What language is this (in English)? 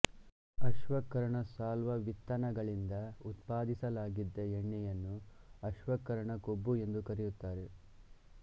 Kannada